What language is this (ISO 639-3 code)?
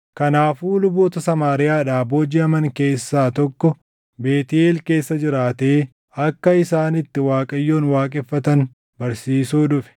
orm